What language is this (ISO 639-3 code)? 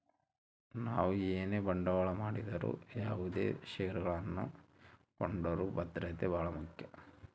kan